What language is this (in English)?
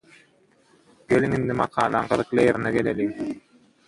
Turkmen